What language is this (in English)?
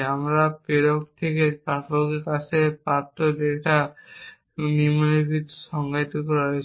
Bangla